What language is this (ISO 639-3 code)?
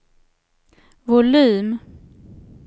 swe